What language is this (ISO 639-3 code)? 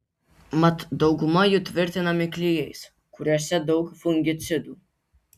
lit